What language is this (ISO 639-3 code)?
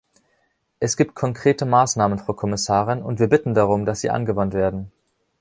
deu